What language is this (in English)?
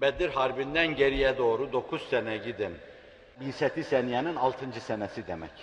Turkish